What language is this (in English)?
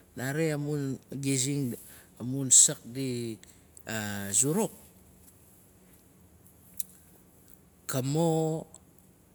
Nalik